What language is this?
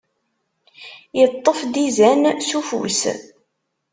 Kabyle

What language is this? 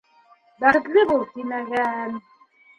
Bashkir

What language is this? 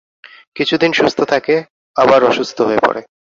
Bangla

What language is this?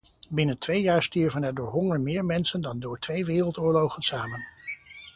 Dutch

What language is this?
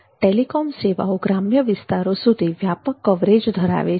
Gujarati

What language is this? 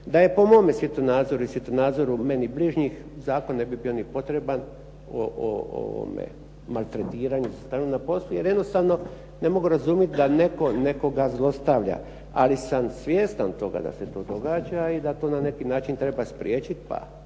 Croatian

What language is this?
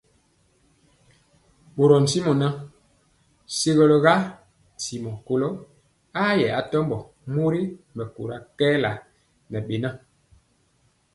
Mpiemo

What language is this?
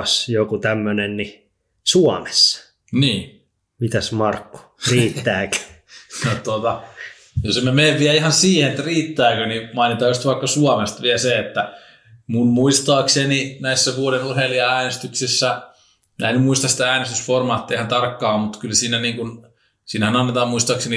Finnish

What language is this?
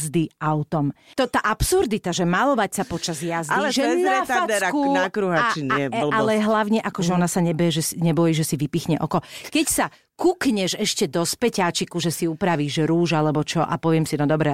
Slovak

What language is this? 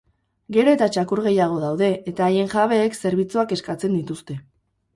Basque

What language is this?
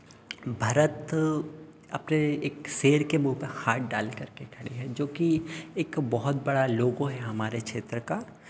Hindi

